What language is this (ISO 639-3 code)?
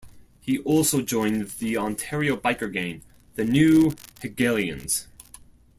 eng